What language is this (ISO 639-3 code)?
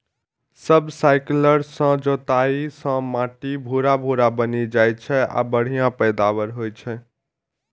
mai